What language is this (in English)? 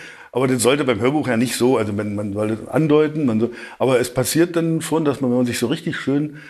German